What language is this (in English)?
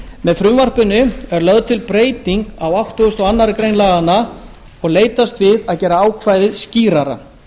Icelandic